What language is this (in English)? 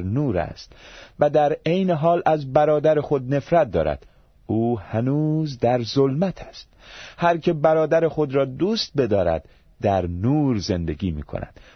Persian